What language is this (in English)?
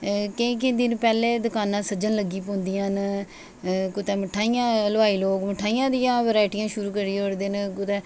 Dogri